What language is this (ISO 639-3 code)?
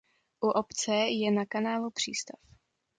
ces